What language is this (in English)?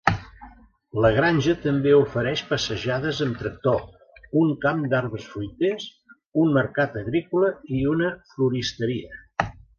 Catalan